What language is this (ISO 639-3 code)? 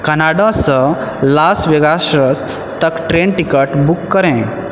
mai